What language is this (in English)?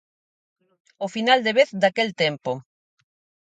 Galician